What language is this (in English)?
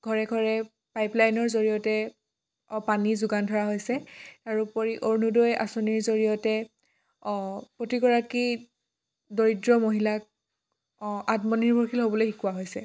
Assamese